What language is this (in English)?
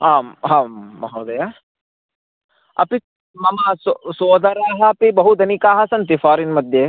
Sanskrit